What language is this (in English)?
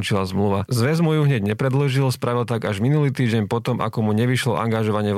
Slovak